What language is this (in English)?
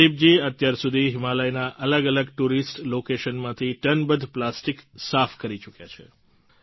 Gujarati